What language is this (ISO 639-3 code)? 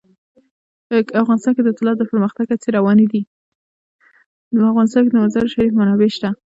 pus